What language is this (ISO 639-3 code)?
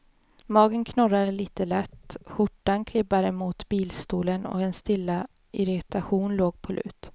swe